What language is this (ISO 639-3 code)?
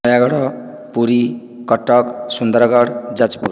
ori